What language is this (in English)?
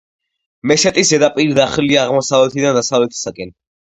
Georgian